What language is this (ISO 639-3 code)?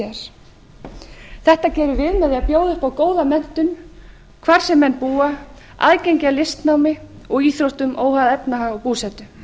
isl